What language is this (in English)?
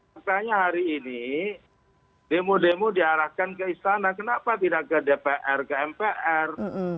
Indonesian